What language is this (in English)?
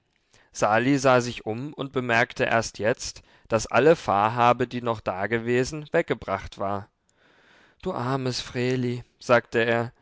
German